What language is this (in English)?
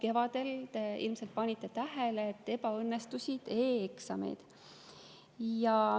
Estonian